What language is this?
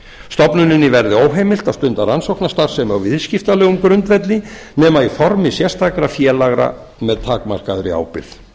Icelandic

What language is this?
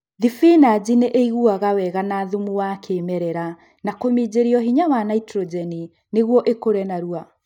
Kikuyu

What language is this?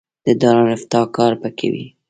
Pashto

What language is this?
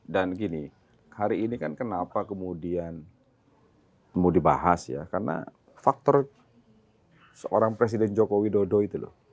Indonesian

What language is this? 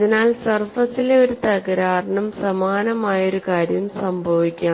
Malayalam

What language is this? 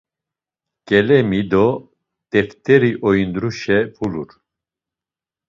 Laz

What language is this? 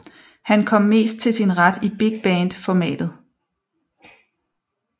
Danish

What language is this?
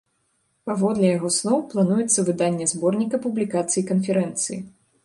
Belarusian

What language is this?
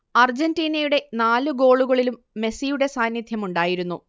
Malayalam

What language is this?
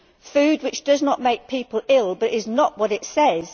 English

